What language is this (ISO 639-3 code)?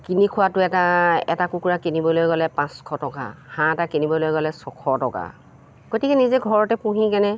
asm